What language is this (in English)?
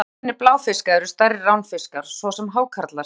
Icelandic